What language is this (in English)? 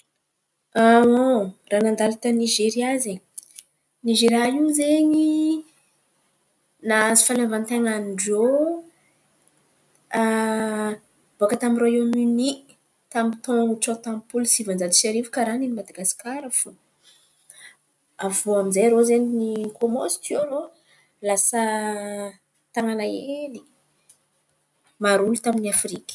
Antankarana Malagasy